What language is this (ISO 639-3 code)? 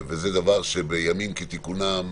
heb